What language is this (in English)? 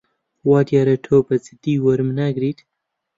Central Kurdish